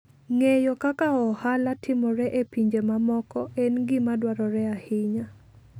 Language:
Luo (Kenya and Tanzania)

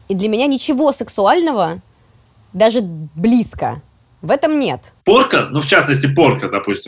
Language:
Russian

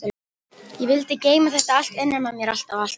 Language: Icelandic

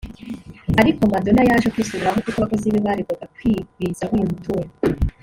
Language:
Kinyarwanda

